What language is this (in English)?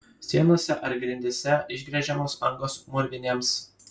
Lithuanian